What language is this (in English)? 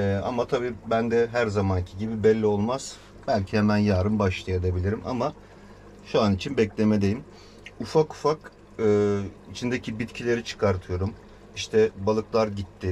Turkish